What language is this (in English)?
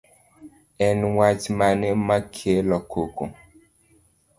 Luo (Kenya and Tanzania)